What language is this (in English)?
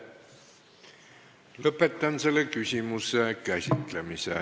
Estonian